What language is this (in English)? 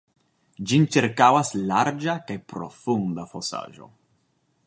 Esperanto